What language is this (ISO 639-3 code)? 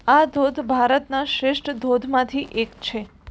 guj